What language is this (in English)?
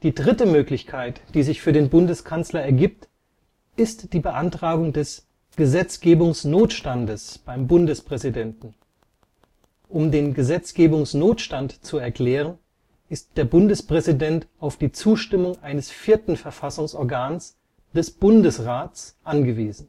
German